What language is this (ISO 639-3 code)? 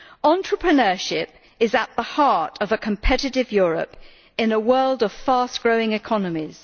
eng